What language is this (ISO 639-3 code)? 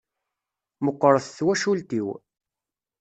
kab